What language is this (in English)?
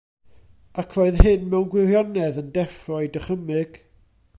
Welsh